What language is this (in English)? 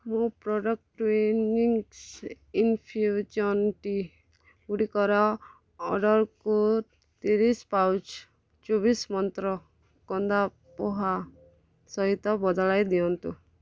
Odia